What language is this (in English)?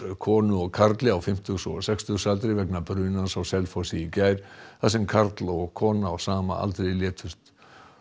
Icelandic